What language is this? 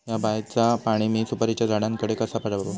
Marathi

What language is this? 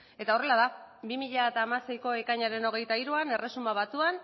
Basque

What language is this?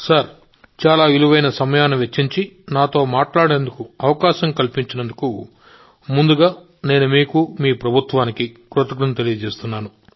Telugu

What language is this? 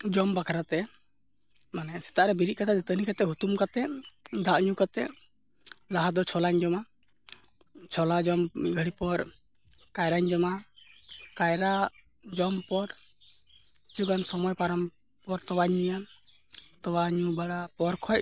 Santali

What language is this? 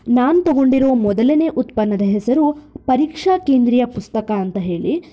Kannada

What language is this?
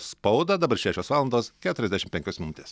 Lithuanian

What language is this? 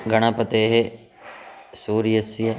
Sanskrit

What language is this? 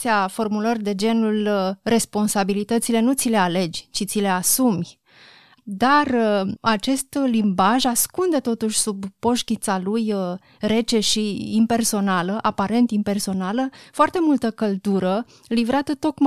Romanian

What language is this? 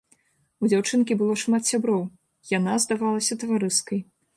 Belarusian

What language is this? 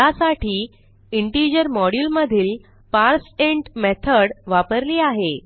Marathi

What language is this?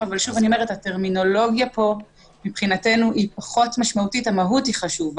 Hebrew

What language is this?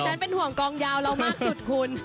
Thai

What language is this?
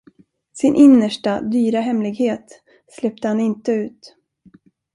Swedish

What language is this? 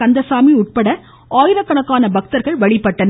Tamil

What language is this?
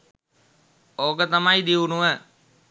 Sinhala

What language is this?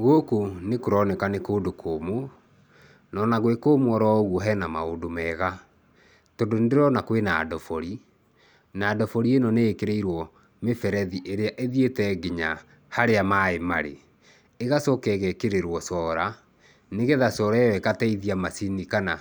Kikuyu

